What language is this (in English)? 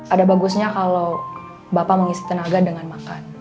Indonesian